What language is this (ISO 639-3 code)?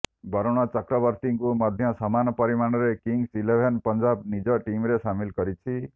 ori